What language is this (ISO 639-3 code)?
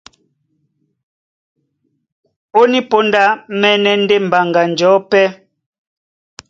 dua